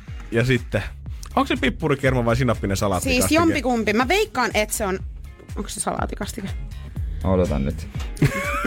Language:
Finnish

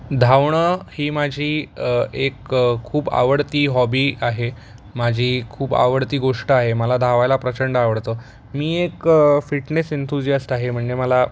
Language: Marathi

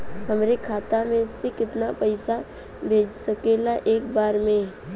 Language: Bhojpuri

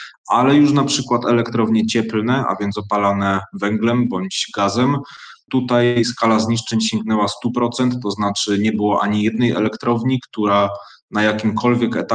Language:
Polish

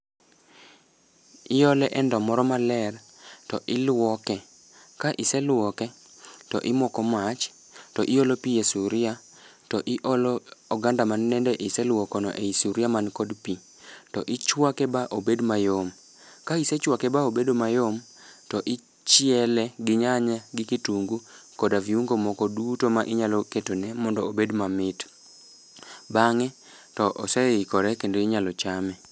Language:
Luo (Kenya and Tanzania)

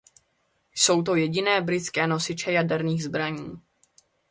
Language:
Czech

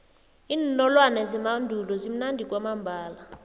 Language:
South Ndebele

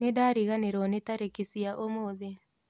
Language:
Kikuyu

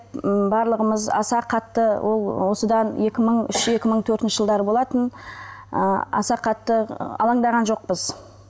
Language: Kazakh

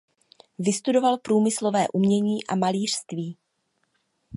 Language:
Czech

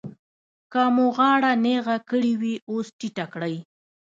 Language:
Pashto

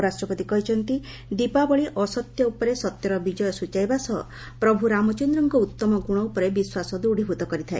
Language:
Odia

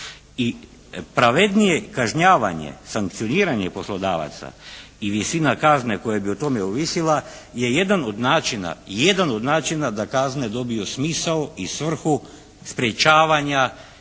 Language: Croatian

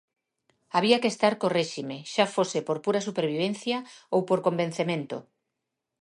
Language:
Galician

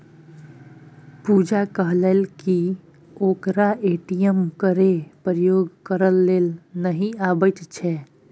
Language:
Maithili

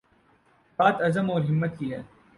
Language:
Urdu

